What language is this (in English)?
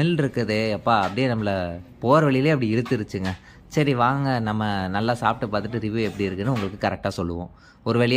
Indonesian